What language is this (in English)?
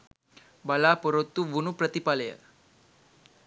Sinhala